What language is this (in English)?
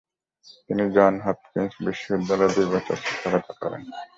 Bangla